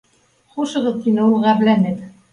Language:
Bashkir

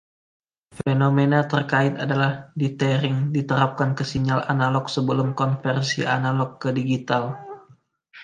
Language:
Indonesian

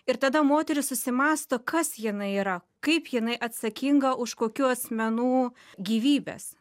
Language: Lithuanian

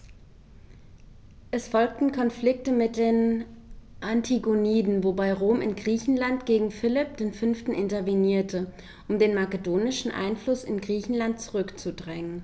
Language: German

